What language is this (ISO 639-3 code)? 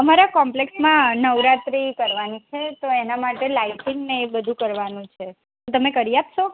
guj